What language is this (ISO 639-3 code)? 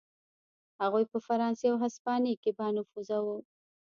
pus